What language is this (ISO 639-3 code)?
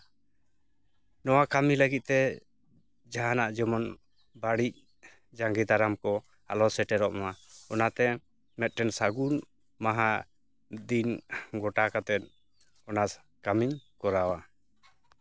sat